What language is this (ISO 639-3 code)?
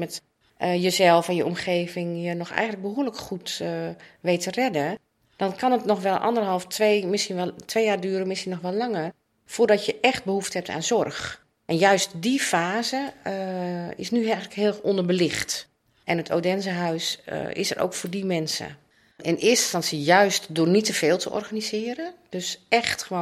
nld